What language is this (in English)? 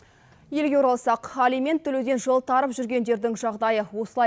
Kazakh